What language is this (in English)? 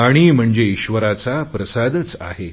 Marathi